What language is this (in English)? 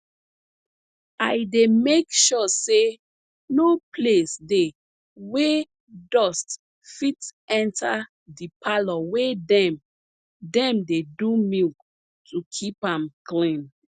Nigerian Pidgin